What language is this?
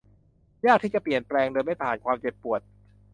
Thai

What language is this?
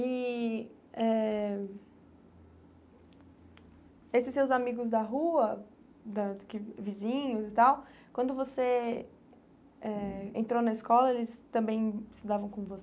Portuguese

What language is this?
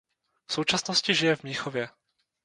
Czech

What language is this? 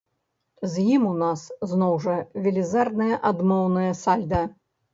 Belarusian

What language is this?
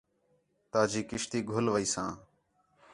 Khetrani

